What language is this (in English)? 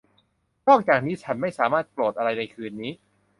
Thai